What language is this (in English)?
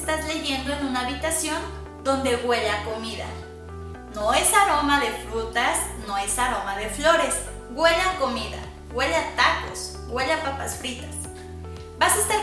Spanish